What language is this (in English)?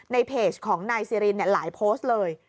Thai